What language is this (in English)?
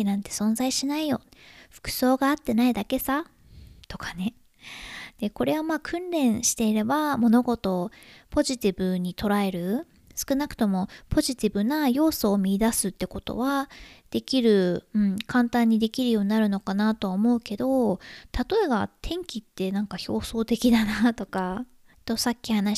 Japanese